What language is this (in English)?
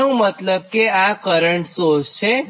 Gujarati